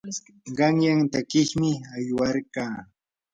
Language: Yanahuanca Pasco Quechua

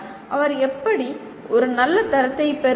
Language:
Tamil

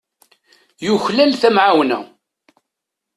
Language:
Kabyle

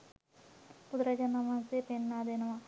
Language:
Sinhala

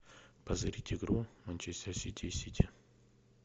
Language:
Russian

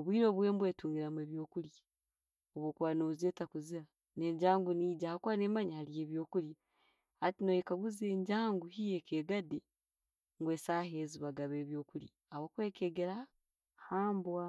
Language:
Tooro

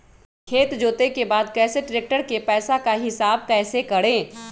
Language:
Magahi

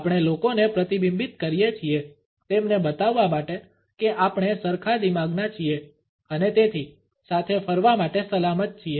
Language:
Gujarati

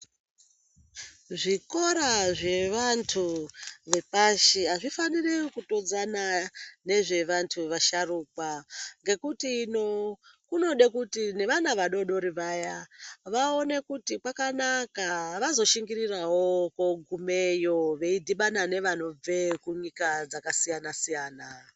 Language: Ndau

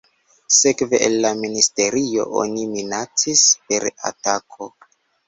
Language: Esperanto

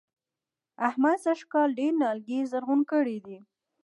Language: Pashto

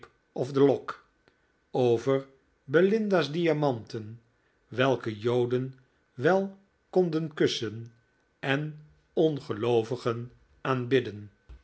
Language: Dutch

